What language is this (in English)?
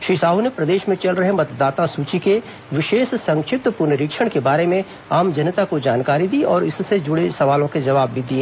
Hindi